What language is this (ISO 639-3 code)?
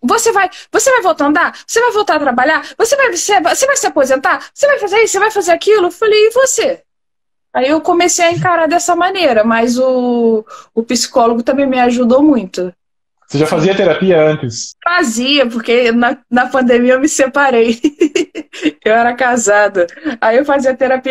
por